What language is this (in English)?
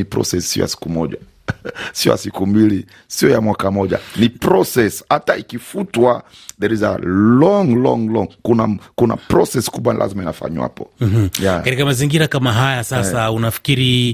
Swahili